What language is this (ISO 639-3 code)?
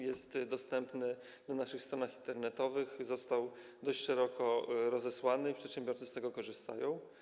pol